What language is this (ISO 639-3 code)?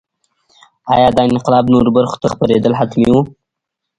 pus